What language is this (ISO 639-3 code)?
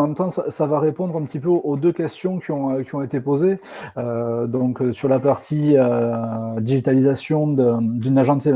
fra